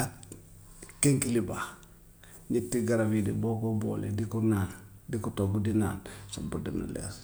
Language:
Gambian Wolof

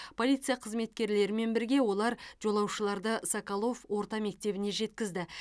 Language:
Kazakh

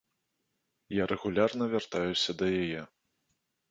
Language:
Belarusian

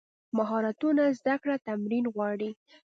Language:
Pashto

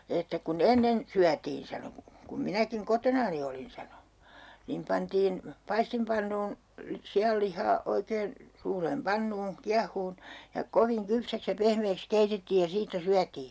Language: Finnish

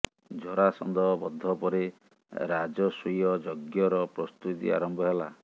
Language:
Odia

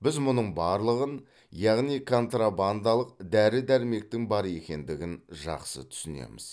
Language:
Kazakh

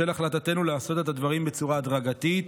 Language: Hebrew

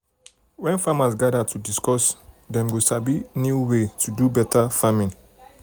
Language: Nigerian Pidgin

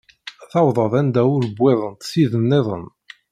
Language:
Kabyle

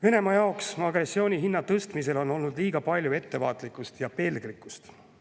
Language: Estonian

